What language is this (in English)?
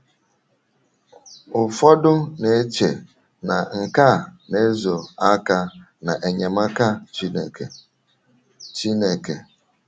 Igbo